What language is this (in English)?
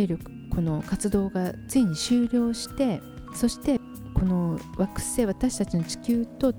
Japanese